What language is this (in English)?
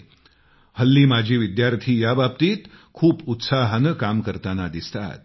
Marathi